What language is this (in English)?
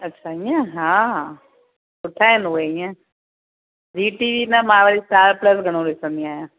Sindhi